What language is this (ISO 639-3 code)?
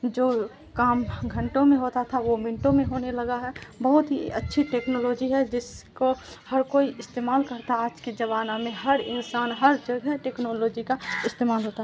urd